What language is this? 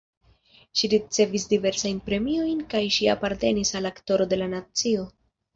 Esperanto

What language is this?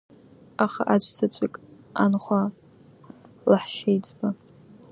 Abkhazian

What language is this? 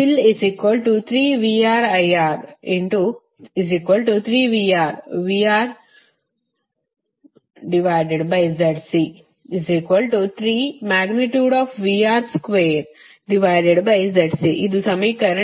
Kannada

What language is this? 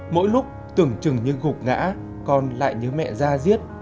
Vietnamese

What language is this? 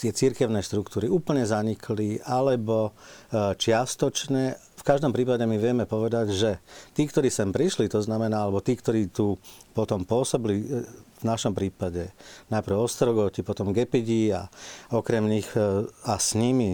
Slovak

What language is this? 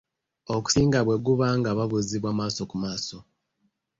Ganda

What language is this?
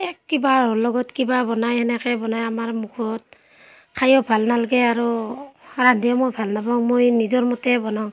Assamese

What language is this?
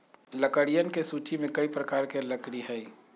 Magahi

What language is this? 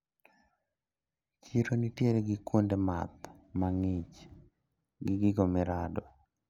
Luo (Kenya and Tanzania)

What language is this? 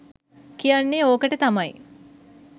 Sinhala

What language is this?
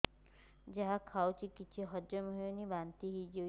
Odia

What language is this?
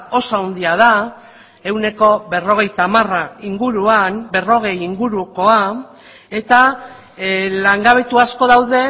Basque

